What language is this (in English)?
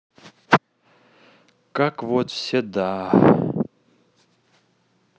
Russian